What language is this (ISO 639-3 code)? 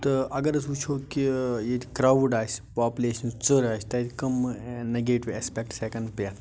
kas